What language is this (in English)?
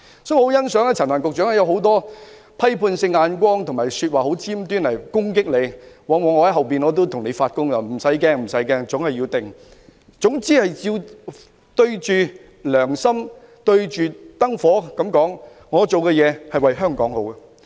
Cantonese